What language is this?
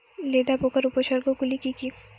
Bangla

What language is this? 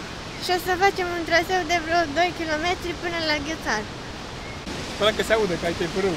Romanian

